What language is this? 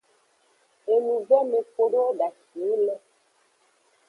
Aja (Benin)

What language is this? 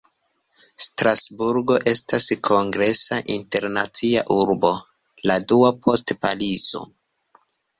Esperanto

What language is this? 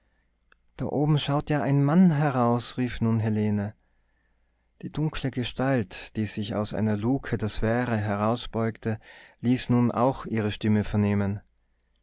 German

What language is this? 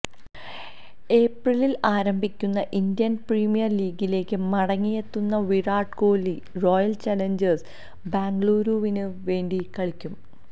Malayalam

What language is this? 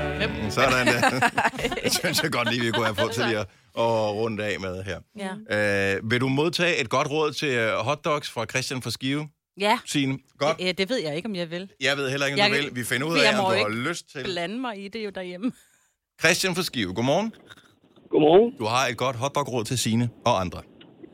Danish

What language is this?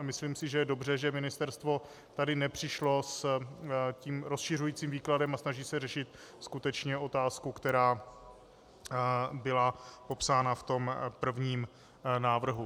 Czech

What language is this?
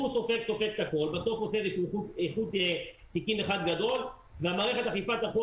Hebrew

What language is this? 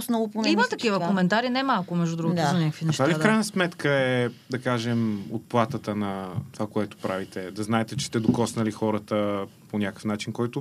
Bulgarian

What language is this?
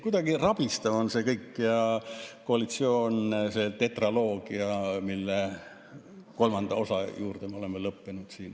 Estonian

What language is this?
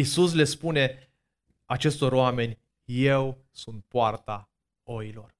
Romanian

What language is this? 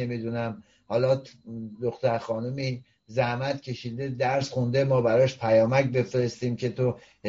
Persian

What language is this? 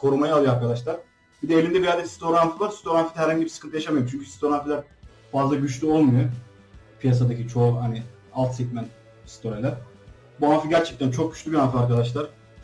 Turkish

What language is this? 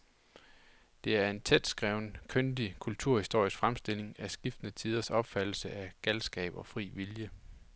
Danish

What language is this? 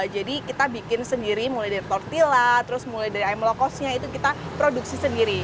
Indonesian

